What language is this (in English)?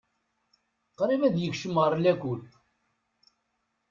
Kabyle